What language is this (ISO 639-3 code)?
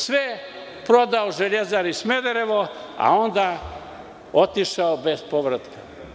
srp